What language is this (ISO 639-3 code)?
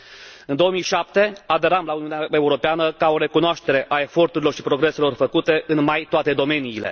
ron